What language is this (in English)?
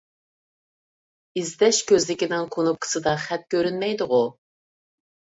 Uyghur